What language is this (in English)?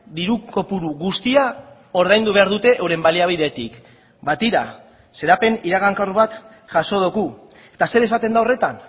Basque